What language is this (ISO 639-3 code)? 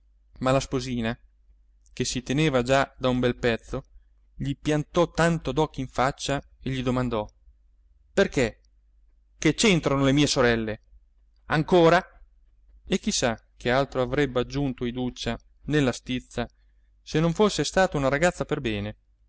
ita